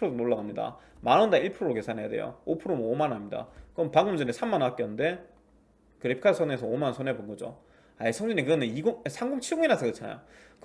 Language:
Korean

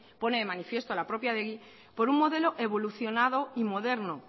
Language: Spanish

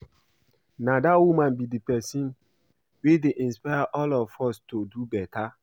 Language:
Nigerian Pidgin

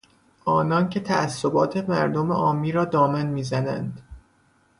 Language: Persian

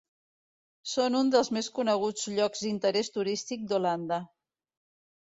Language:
Catalan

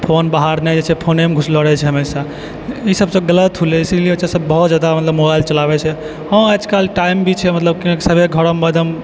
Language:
Maithili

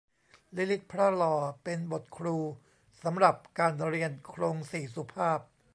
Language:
Thai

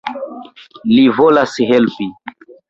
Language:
Esperanto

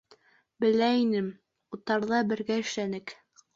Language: Bashkir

